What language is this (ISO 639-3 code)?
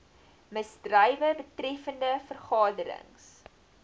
afr